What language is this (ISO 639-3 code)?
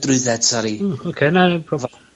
cym